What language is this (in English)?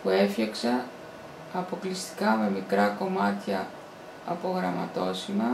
Greek